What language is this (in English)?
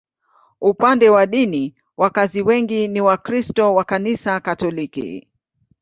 Swahili